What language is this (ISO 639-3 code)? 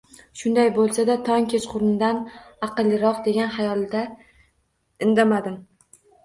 uzb